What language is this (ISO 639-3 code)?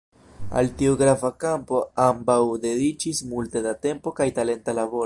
epo